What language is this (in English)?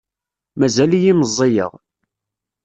Kabyle